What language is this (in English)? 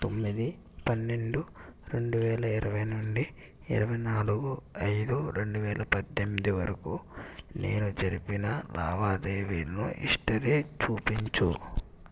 Telugu